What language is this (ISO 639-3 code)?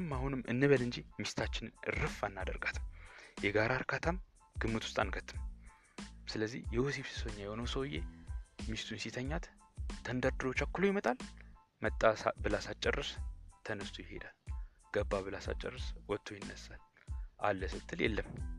amh